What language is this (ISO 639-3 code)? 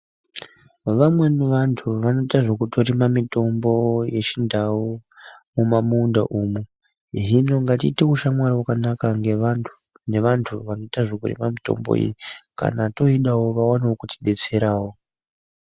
ndc